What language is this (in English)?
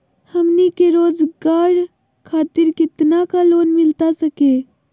Magahi